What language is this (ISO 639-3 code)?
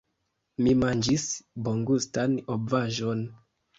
epo